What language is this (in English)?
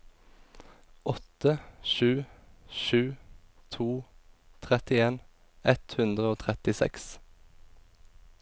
Norwegian